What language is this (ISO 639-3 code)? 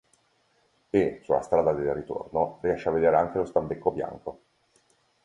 ita